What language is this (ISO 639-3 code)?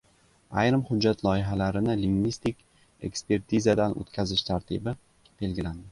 uzb